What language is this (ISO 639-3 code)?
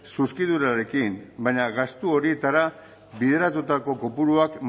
eus